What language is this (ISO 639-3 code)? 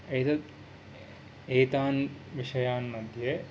san